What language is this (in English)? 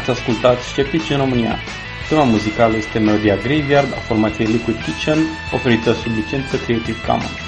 Romanian